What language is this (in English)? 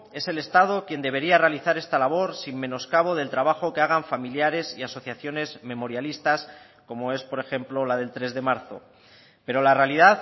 Spanish